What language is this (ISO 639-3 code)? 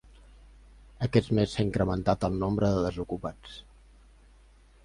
cat